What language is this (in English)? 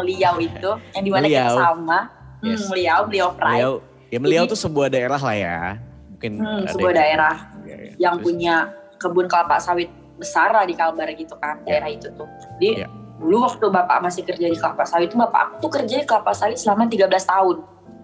Indonesian